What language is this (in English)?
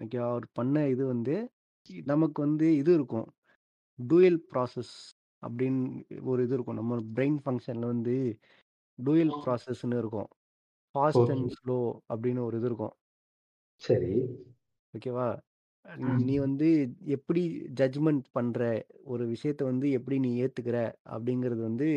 Tamil